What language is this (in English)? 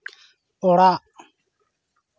Santali